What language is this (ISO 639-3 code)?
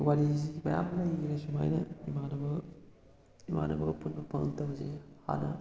mni